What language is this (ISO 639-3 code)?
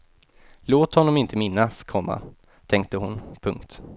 swe